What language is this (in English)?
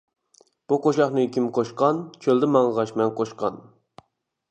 Uyghur